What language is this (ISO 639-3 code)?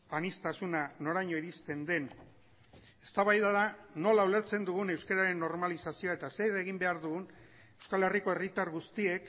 eus